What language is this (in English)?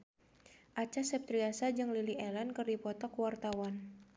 Sundanese